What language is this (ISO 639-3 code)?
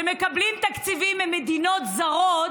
heb